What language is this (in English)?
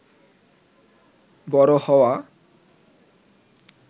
Bangla